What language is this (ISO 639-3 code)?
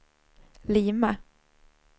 swe